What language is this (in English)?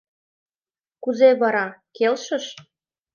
Mari